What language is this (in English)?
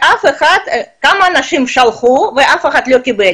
Hebrew